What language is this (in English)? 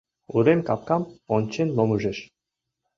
Mari